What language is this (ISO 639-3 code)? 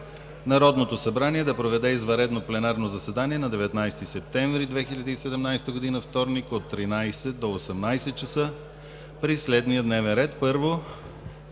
bul